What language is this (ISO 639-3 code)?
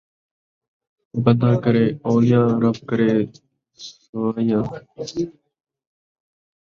skr